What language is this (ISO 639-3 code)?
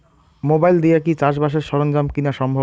ben